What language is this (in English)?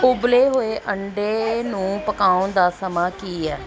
Punjabi